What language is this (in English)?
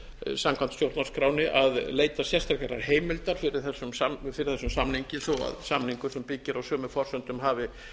Icelandic